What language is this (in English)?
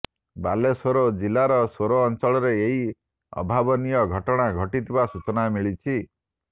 Odia